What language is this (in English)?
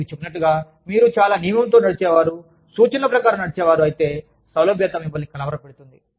Telugu